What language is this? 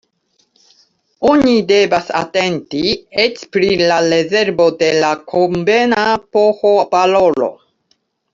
Esperanto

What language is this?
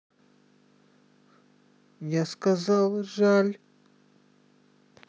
Russian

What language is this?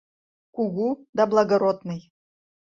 Mari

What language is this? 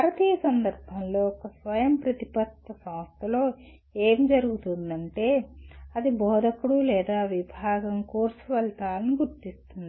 Telugu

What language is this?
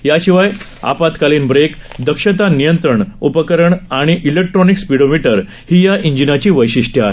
Marathi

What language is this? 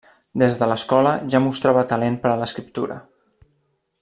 Catalan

